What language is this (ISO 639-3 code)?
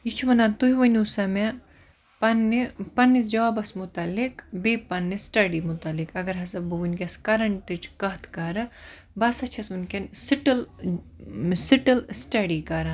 kas